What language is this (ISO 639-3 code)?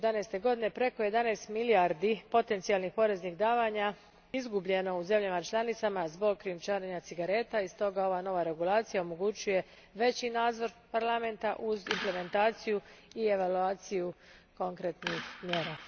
hrv